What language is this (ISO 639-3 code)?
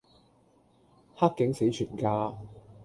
yue